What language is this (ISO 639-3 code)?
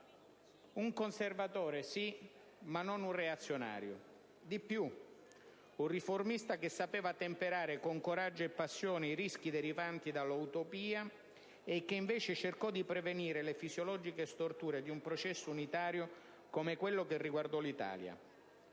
ita